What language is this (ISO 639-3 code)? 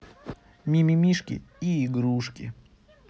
rus